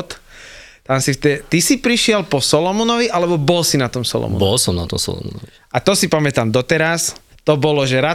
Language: Slovak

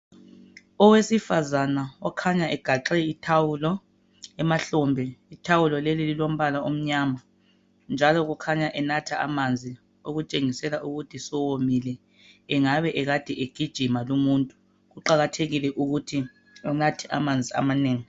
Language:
North Ndebele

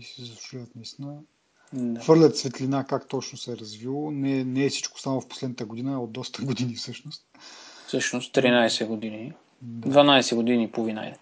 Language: Bulgarian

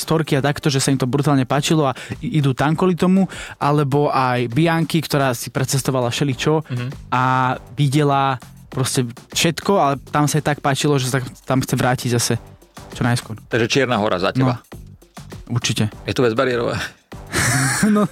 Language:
Slovak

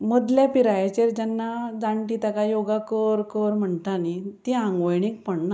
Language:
Konkani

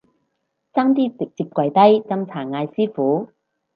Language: Cantonese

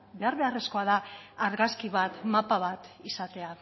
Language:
Basque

